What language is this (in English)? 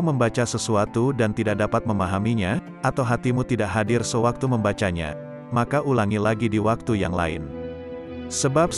Indonesian